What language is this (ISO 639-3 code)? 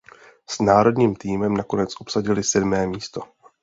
ces